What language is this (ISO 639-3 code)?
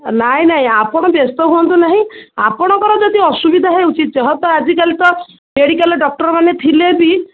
ori